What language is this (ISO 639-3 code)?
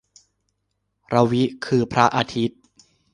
tha